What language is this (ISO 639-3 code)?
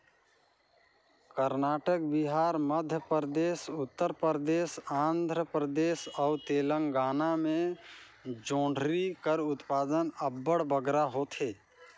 hne